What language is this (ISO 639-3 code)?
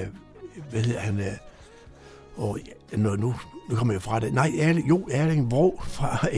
dan